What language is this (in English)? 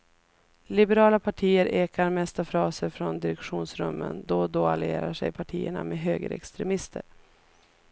Swedish